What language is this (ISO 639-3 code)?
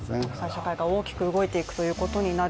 jpn